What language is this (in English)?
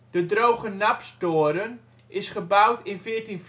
Dutch